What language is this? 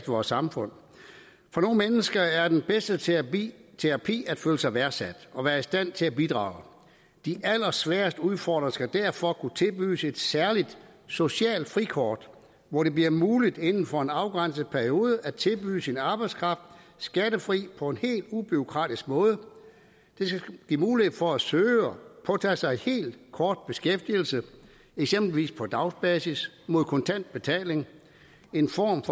Danish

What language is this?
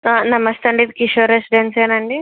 Telugu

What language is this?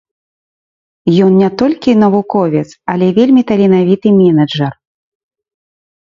Belarusian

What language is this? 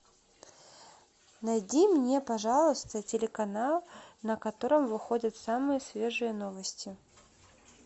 Russian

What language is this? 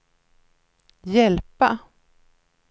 Swedish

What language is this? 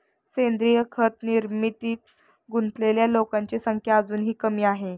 Marathi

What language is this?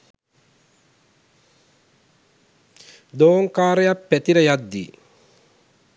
Sinhala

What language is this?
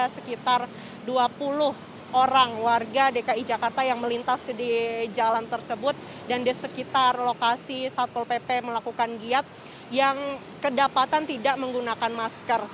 Indonesian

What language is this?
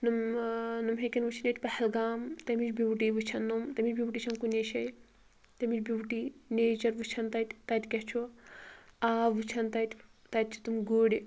Kashmiri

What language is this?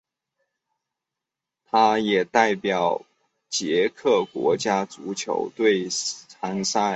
Chinese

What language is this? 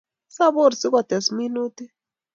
Kalenjin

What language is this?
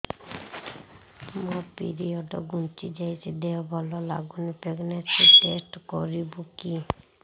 Odia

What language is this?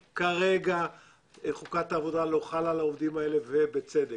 Hebrew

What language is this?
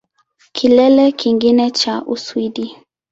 Swahili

